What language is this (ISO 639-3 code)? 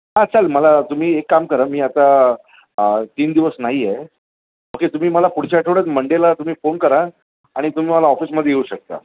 mar